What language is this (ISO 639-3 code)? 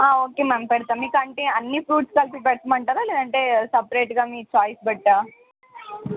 tel